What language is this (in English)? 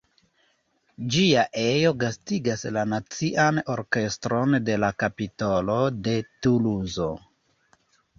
Esperanto